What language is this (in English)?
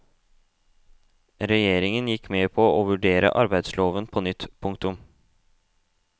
Norwegian